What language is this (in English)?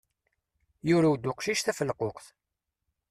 Kabyle